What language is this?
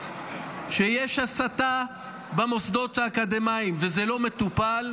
Hebrew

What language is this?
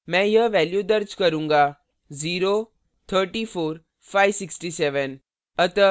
Hindi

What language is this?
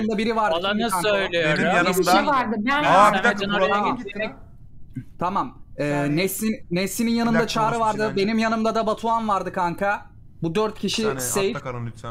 Turkish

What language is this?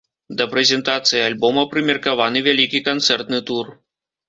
Belarusian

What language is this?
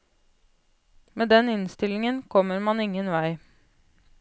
Norwegian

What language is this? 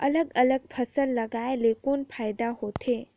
Chhattisgarhi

